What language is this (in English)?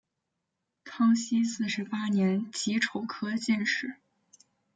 Chinese